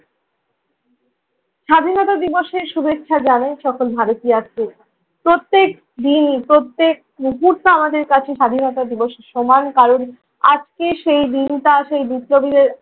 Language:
Bangla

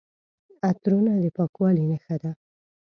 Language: Pashto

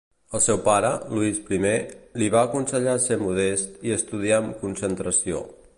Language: Catalan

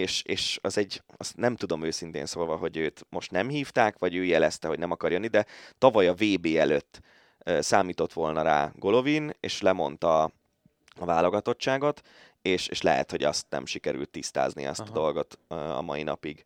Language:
Hungarian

